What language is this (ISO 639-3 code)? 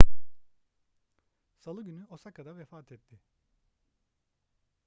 tur